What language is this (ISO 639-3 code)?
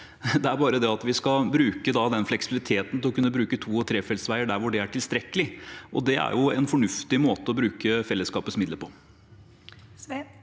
nor